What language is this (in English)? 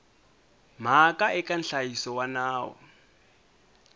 Tsonga